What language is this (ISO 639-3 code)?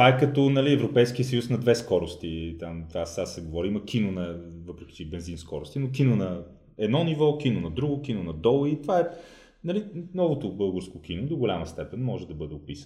bul